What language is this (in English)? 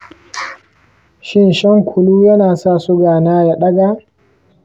Hausa